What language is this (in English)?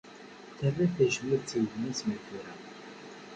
Kabyle